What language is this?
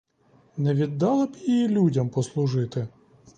Ukrainian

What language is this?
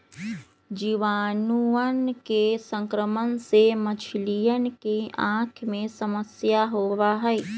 Magahi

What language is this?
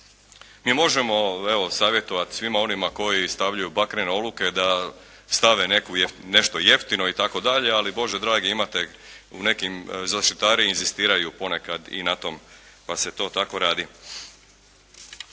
Croatian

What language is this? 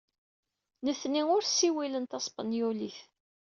Kabyle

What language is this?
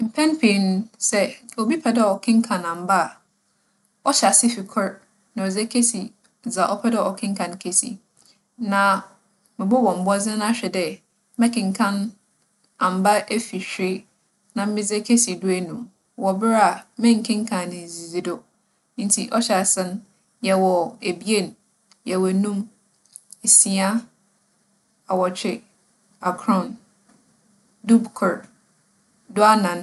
Akan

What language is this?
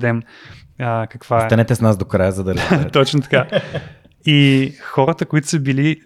Bulgarian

